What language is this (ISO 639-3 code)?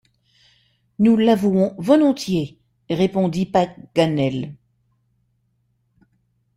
fra